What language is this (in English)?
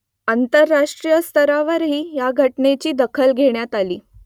Marathi